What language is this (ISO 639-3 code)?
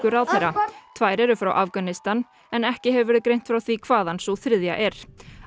isl